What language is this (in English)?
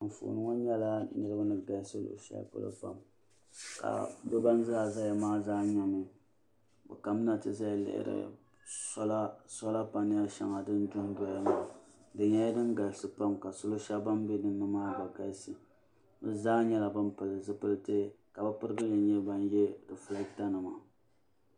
Dagbani